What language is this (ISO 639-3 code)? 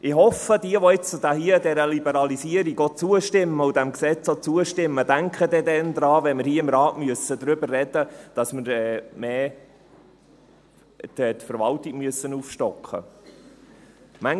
gsw